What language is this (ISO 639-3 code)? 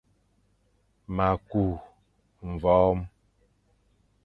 fan